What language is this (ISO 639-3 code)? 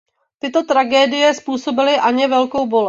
ces